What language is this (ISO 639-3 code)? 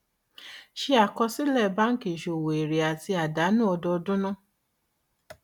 yor